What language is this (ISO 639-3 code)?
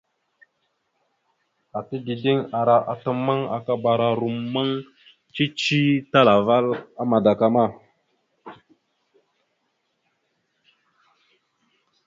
mxu